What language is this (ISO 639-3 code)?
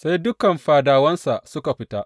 hau